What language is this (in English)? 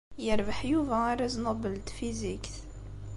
Kabyle